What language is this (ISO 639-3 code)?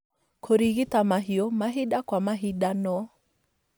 kik